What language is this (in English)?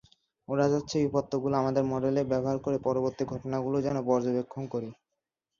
Bangla